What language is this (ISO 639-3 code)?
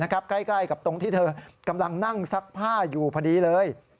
tha